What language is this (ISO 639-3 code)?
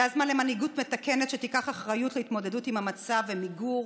heb